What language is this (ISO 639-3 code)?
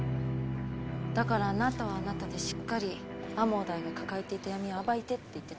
jpn